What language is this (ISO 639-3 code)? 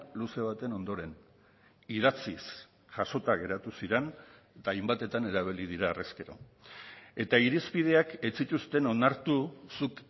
eus